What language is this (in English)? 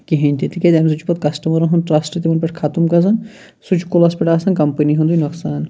Kashmiri